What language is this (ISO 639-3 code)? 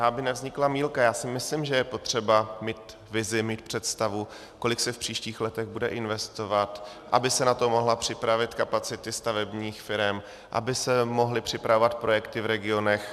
ces